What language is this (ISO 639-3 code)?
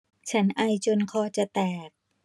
tha